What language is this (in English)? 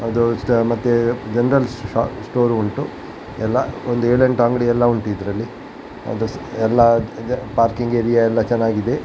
Kannada